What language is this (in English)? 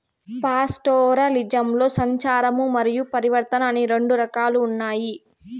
Telugu